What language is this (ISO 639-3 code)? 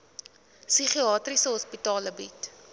afr